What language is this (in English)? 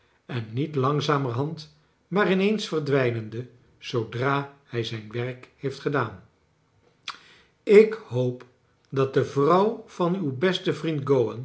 Dutch